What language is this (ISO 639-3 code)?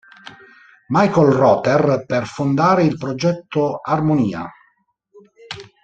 ita